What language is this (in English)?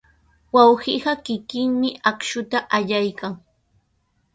Sihuas Ancash Quechua